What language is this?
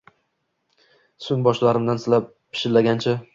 Uzbek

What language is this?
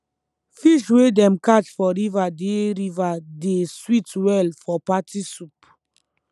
Nigerian Pidgin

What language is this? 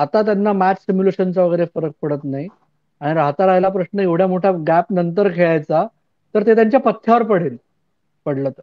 Marathi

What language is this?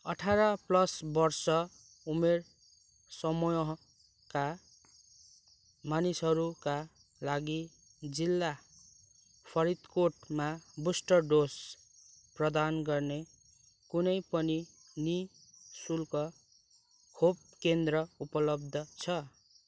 Nepali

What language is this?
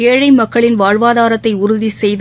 Tamil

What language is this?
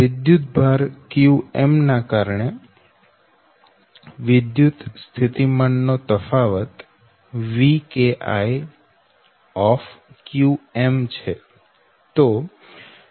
Gujarati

